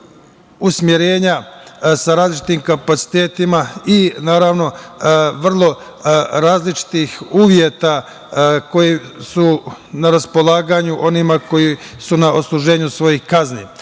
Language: Serbian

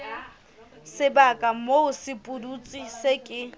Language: Southern Sotho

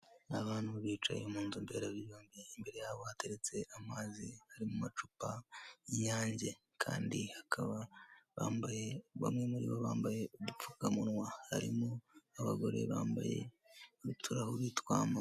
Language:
Kinyarwanda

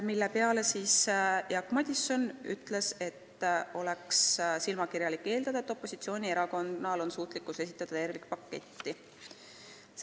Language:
Estonian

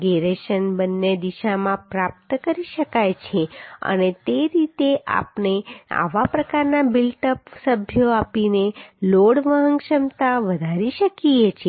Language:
Gujarati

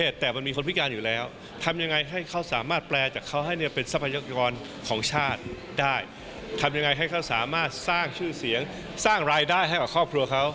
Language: Thai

